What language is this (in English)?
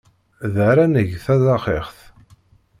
Kabyle